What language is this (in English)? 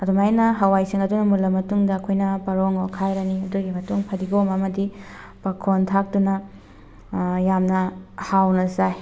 Manipuri